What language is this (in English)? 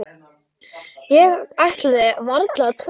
Icelandic